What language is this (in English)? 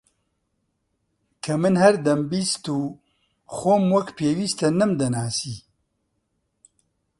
Central Kurdish